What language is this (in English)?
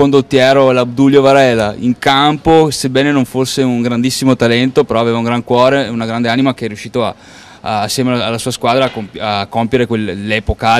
Italian